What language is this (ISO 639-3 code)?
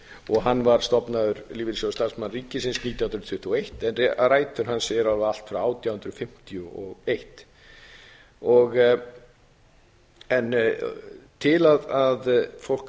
isl